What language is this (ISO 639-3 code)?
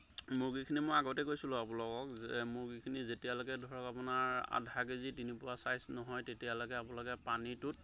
asm